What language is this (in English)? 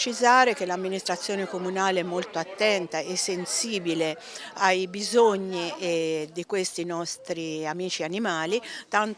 Italian